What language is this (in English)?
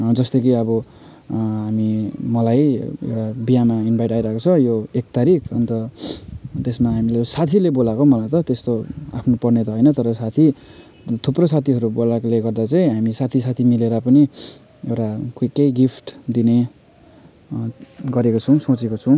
Nepali